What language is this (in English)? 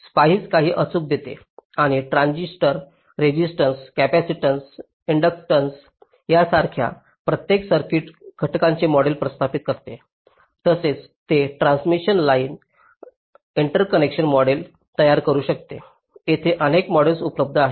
Marathi